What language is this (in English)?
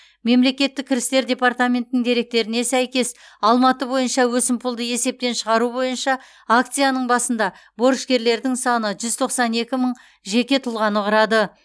Kazakh